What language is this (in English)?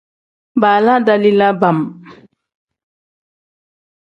Tem